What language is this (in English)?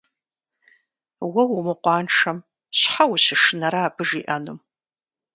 Kabardian